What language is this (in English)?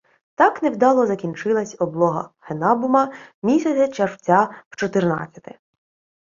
Ukrainian